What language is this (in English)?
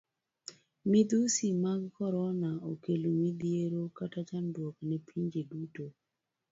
Luo (Kenya and Tanzania)